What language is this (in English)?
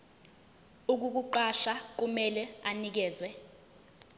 Zulu